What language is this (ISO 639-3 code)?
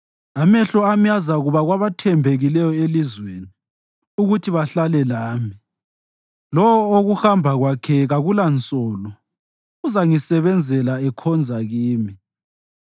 nde